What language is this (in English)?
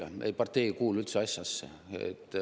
Estonian